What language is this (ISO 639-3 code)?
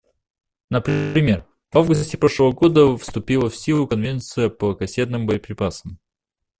rus